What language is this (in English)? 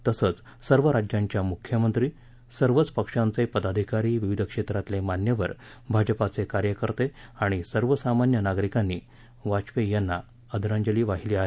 Marathi